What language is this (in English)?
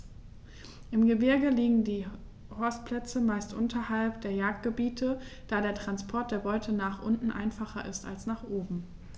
German